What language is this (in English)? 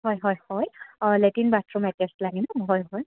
Assamese